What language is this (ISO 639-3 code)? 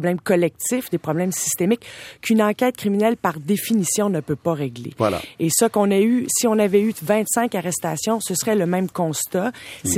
fra